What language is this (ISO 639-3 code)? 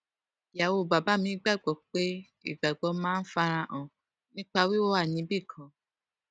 yor